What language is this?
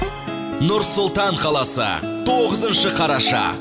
Kazakh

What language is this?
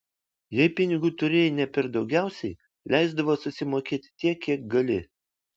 Lithuanian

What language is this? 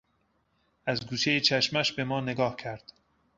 Persian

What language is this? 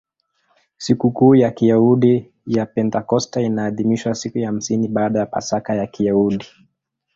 Swahili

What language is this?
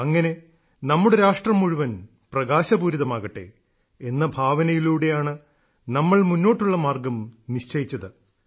Malayalam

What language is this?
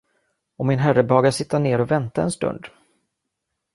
Swedish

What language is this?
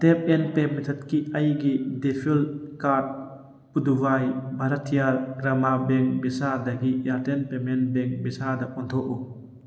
Manipuri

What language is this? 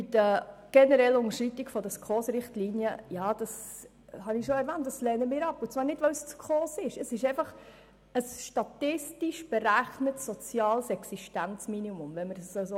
Swiss German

